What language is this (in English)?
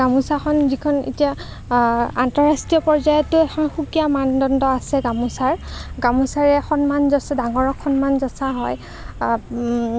Assamese